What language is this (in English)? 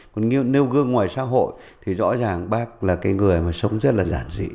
Vietnamese